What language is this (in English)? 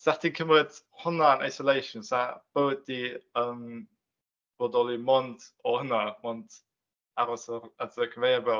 Welsh